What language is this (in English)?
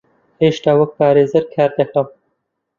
Central Kurdish